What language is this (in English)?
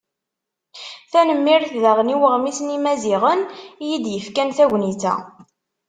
Kabyle